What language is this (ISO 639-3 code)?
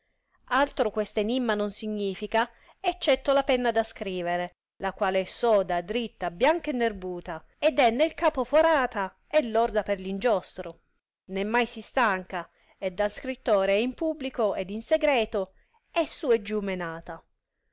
ita